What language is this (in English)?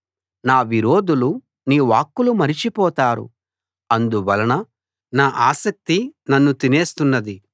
Telugu